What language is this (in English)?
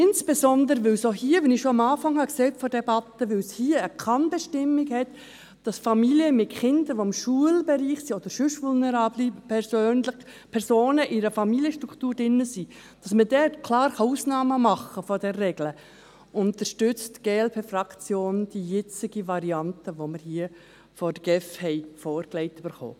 Swiss German